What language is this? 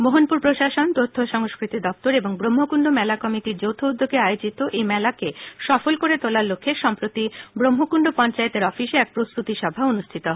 Bangla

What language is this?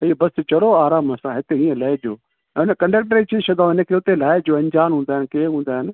Sindhi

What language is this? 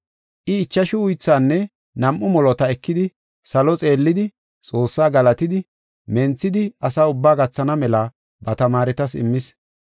Gofa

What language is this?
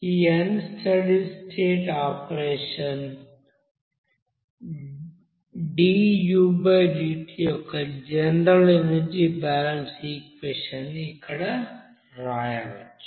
Telugu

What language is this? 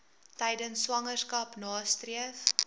Afrikaans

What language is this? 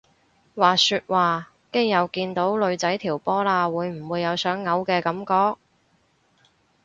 Cantonese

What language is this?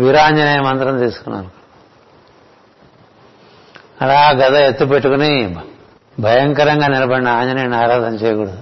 Telugu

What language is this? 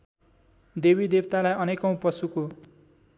Nepali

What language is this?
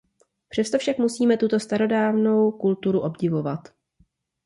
Czech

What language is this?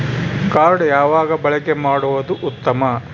Kannada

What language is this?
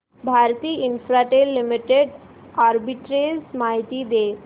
Marathi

